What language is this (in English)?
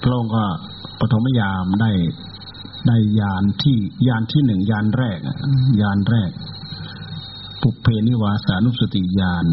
Thai